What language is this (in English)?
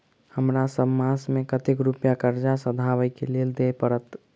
Maithili